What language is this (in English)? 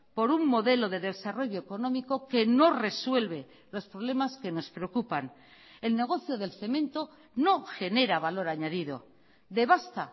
Spanish